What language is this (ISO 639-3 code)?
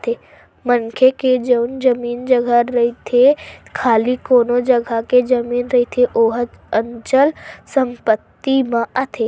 hne